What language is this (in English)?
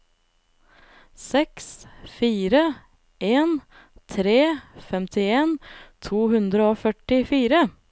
Norwegian